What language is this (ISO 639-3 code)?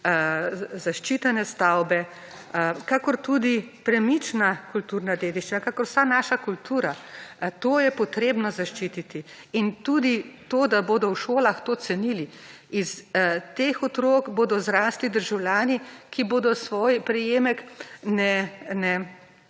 slv